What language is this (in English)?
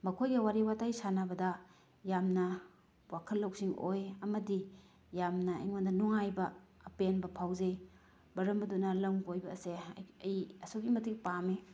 Manipuri